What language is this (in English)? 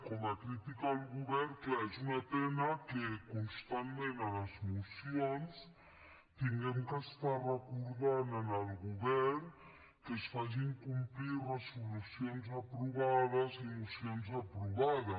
Catalan